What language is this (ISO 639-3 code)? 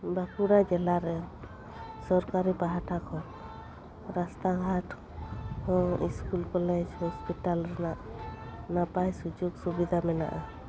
sat